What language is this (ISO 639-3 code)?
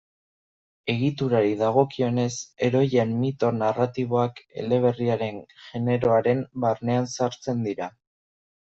eus